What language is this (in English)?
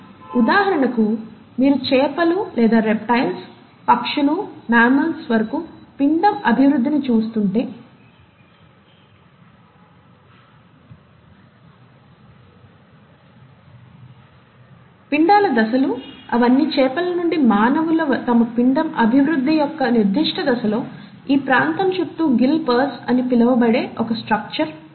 Telugu